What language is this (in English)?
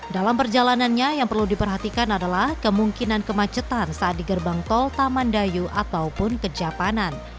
Indonesian